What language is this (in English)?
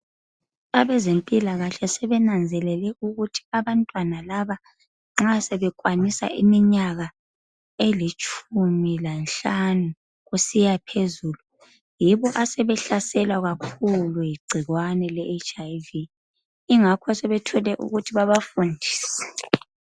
North Ndebele